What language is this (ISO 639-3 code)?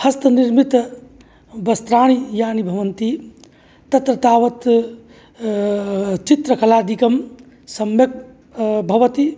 san